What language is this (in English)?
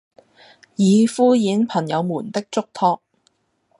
Cantonese